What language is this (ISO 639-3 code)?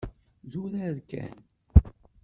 kab